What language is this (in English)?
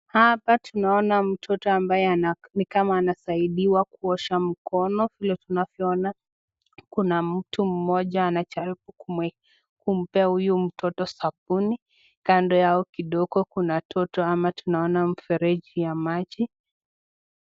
Swahili